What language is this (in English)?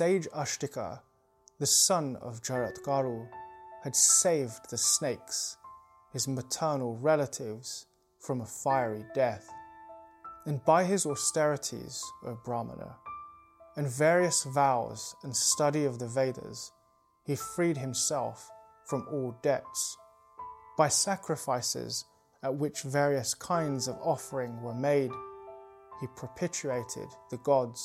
English